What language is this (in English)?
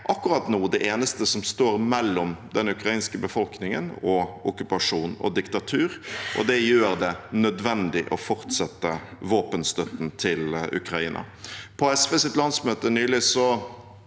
Norwegian